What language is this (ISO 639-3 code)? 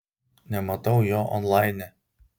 lit